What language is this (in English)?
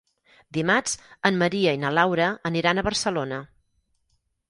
Catalan